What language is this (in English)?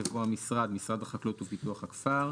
Hebrew